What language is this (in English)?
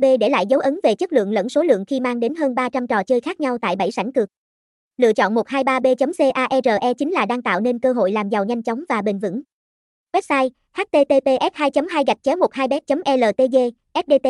Vietnamese